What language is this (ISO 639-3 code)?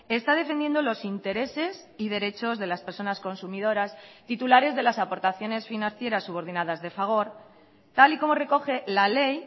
spa